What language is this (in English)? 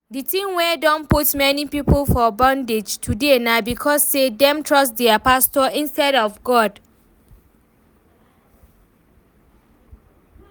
Nigerian Pidgin